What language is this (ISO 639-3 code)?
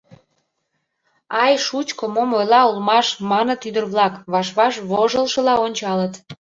chm